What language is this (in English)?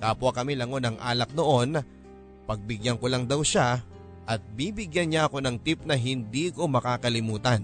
Filipino